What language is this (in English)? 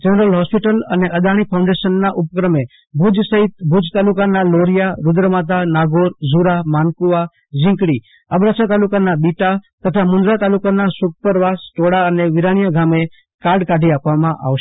Gujarati